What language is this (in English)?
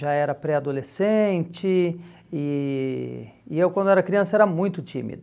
Portuguese